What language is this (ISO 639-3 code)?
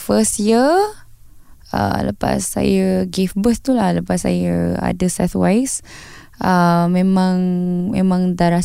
msa